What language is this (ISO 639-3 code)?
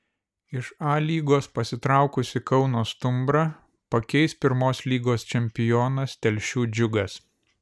lit